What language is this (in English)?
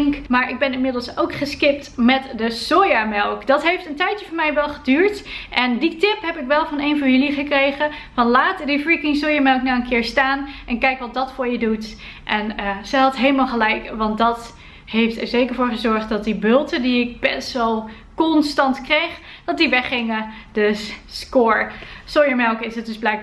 Dutch